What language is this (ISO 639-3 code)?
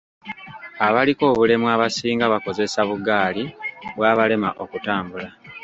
lug